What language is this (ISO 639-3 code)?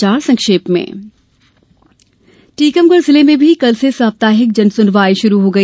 hin